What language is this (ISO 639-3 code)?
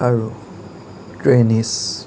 asm